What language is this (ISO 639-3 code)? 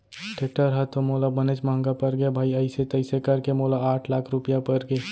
hne